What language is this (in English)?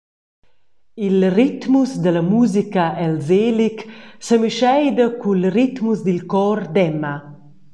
Romansh